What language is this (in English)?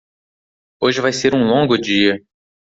Portuguese